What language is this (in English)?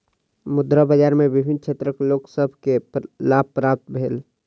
Maithili